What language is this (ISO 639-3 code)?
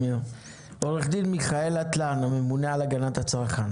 heb